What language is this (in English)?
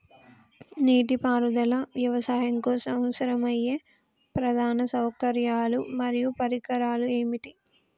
Telugu